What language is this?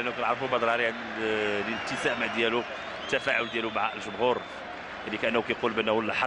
Arabic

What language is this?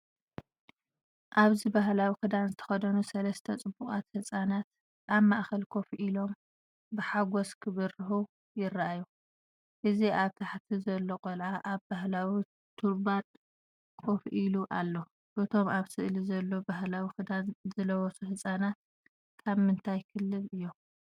Tigrinya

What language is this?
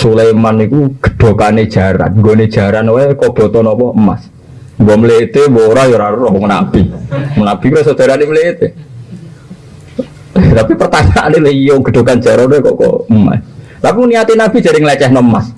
Indonesian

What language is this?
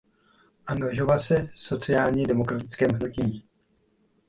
Czech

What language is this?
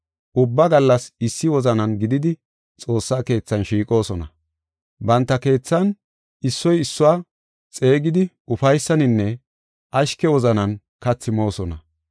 Gofa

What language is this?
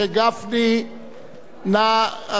Hebrew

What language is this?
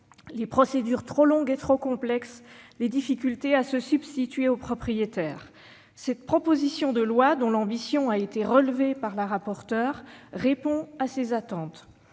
French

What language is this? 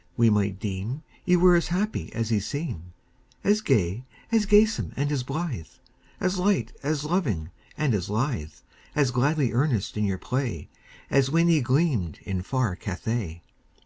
English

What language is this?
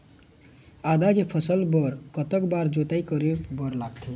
Chhattisgarhi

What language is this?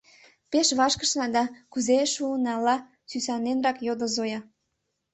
Mari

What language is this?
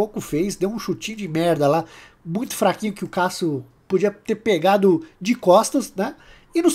Portuguese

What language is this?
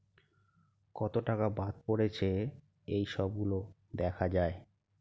Bangla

